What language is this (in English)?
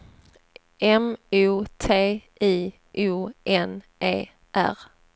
Swedish